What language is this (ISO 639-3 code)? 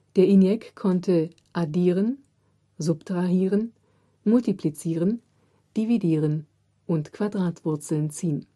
deu